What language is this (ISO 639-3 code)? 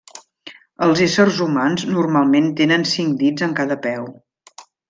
cat